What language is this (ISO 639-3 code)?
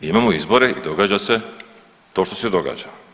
hrv